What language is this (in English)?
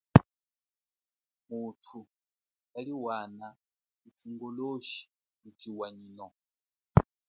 Chokwe